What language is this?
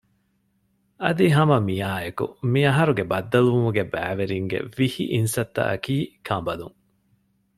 Divehi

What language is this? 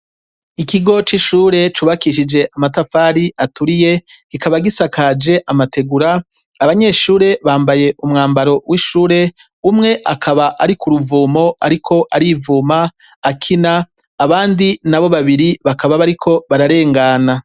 Rundi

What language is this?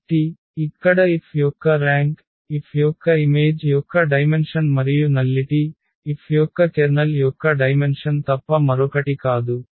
Telugu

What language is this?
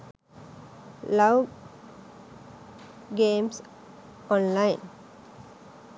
Sinhala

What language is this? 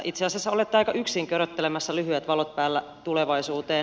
Finnish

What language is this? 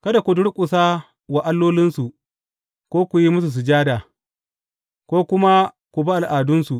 Hausa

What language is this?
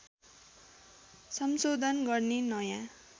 Nepali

